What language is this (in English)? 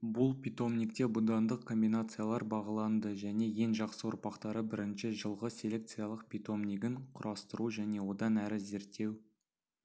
Kazakh